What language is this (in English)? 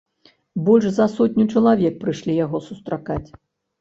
Belarusian